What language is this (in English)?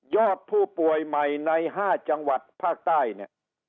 Thai